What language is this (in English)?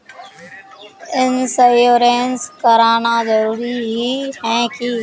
Magahi